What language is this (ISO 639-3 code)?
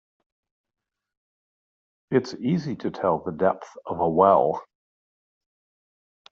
eng